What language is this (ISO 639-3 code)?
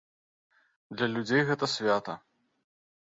bel